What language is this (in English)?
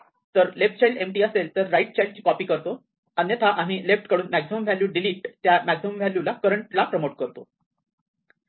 Marathi